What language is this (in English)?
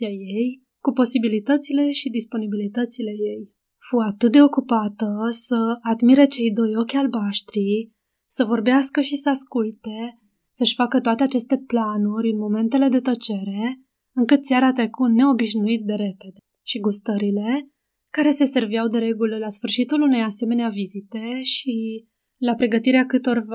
Romanian